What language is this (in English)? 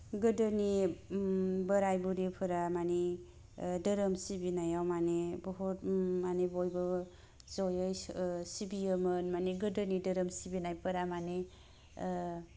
Bodo